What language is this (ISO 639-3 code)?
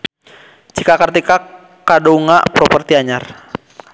sun